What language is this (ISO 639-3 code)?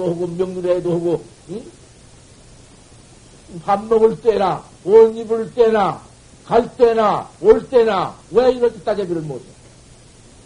kor